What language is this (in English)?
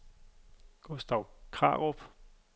Danish